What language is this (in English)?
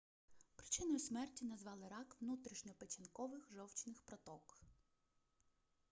Ukrainian